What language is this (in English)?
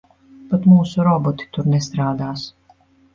Latvian